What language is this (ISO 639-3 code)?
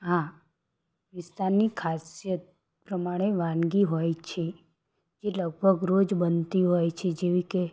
guj